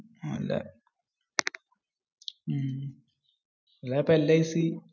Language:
Malayalam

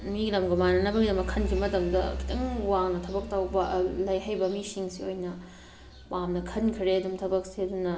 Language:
Manipuri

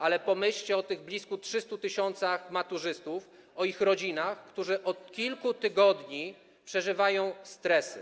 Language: Polish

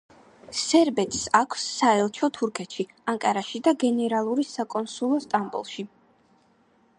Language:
Georgian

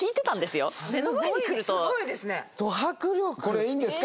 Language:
Japanese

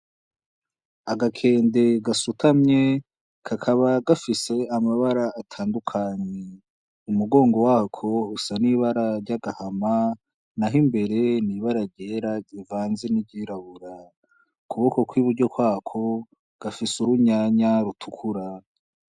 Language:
Rundi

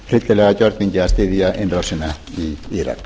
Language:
Icelandic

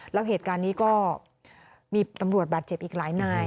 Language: Thai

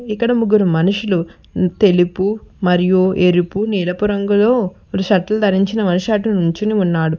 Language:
Telugu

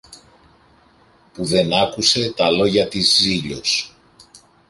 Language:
Greek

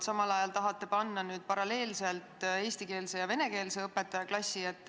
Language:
Estonian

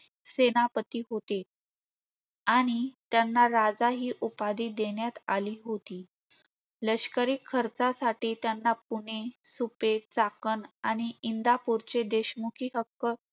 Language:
Marathi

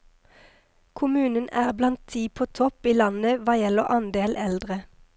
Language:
Norwegian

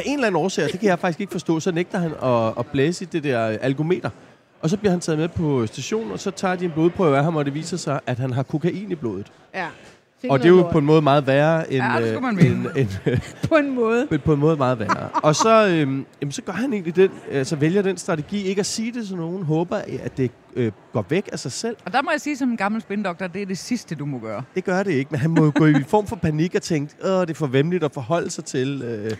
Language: Danish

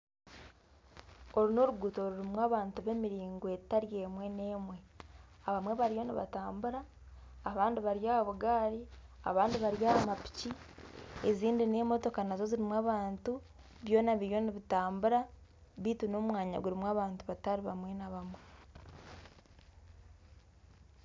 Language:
Nyankole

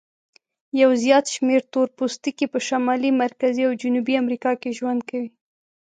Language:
Pashto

